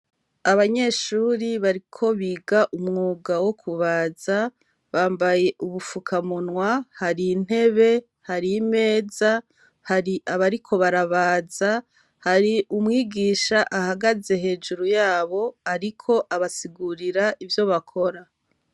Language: Rundi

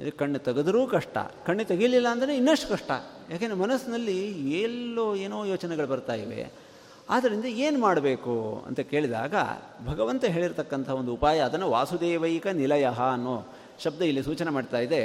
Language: Kannada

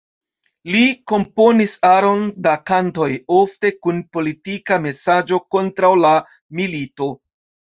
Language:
Esperanto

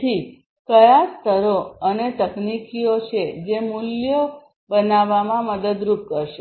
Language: Gujarati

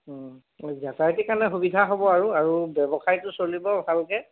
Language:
Assamese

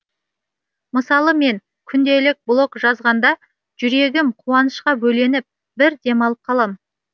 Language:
Kazakh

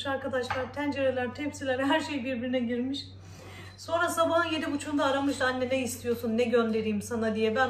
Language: Turkish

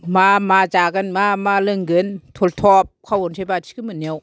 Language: Bodo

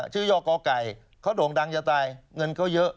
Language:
Thai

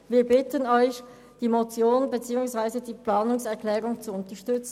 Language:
Swiss German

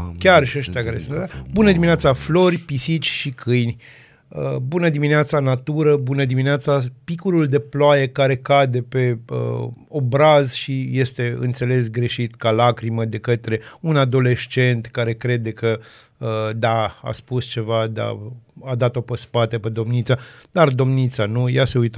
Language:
Romanian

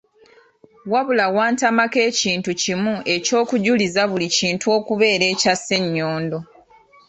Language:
Ganda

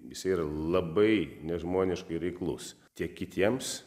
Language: Lithuanian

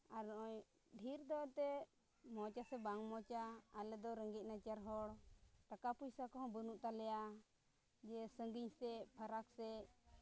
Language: Santali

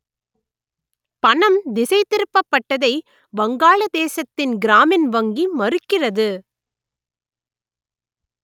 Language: Tamil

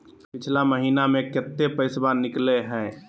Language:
Magahi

